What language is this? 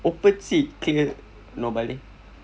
English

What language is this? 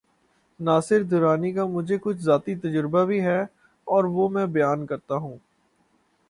Urdu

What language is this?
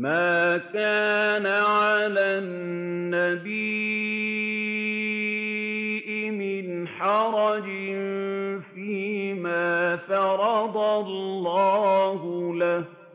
Arabic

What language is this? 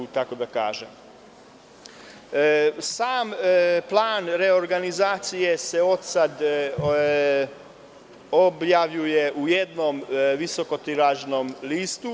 Serbian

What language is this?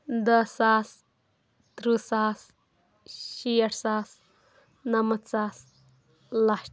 Kashmiri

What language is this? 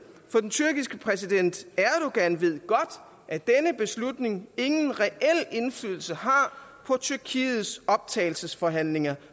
Danish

